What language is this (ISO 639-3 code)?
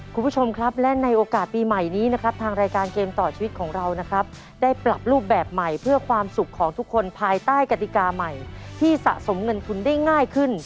tha